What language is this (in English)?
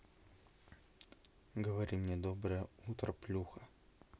Russian